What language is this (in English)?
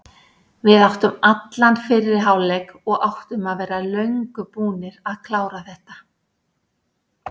Icelandic